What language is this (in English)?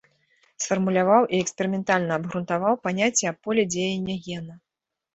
Belarusian